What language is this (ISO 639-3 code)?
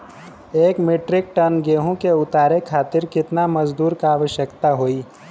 bho